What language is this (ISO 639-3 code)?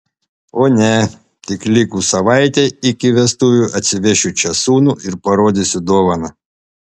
lit